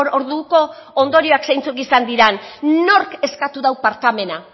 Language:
Basque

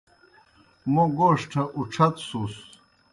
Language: Kohistani Shina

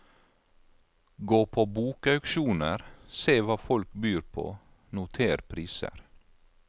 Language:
Norwegian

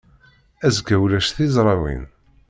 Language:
Kabyle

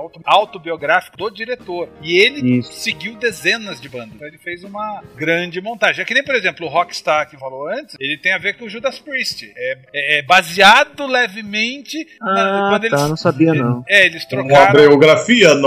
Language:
Portuguese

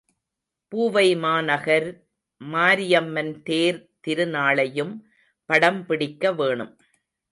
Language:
Tamil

